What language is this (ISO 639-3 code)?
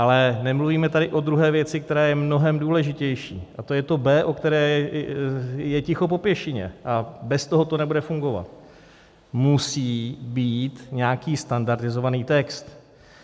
ces